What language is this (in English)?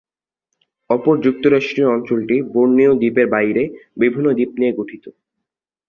Bangla